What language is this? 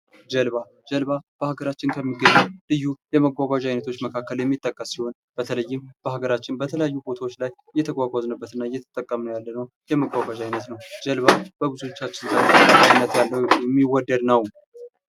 Amharic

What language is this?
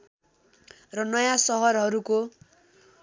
Nepali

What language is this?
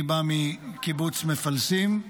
Hebrew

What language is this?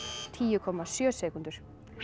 Icelandic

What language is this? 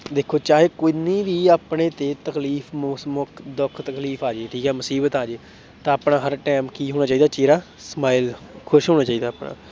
Punjabi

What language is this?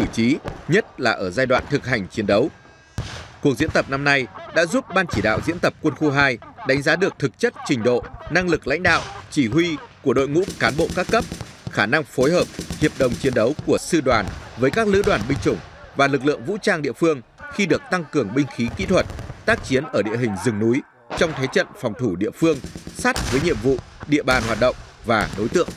Vietnamese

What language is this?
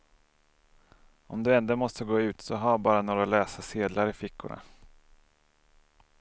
Swedish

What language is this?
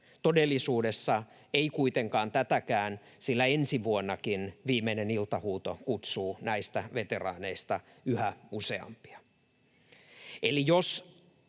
Finnish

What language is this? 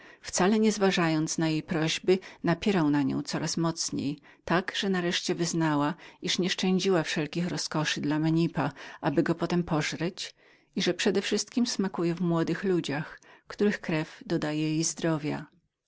Polish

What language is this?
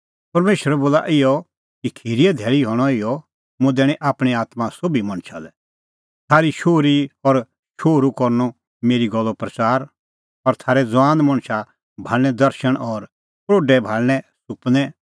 Kullu Pahari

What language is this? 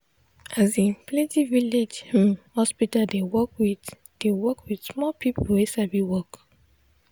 Nigerian Pidgin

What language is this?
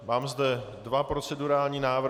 Czech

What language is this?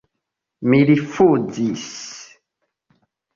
Esperanto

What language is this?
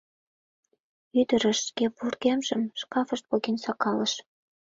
Mari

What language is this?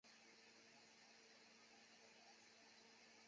Chinese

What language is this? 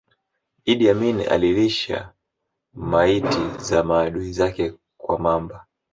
Swahili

